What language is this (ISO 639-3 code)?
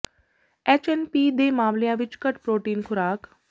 pan